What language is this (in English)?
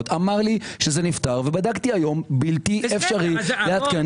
Hebrew